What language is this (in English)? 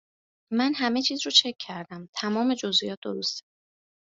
Persian